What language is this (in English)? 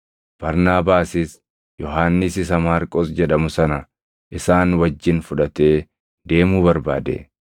Oromo